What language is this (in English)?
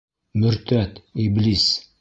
Bashkir